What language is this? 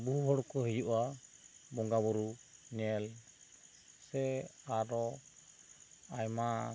Santali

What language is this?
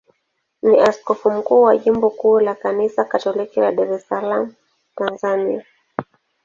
Swahili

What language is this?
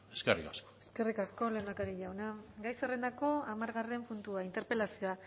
Basque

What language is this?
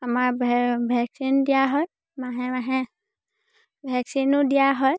Assamese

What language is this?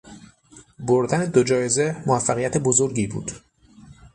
Persian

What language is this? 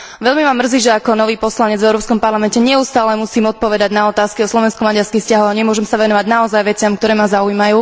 Slovak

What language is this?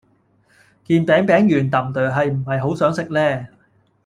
Cantonese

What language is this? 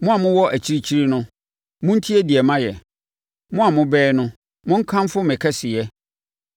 Akan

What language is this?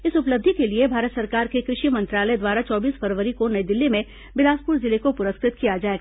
Hindi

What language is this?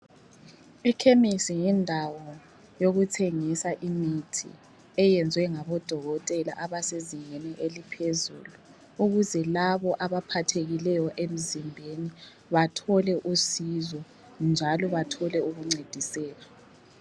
North Ndebele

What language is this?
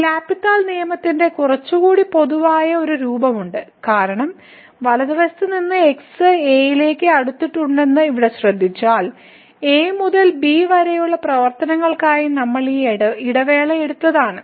Malayalam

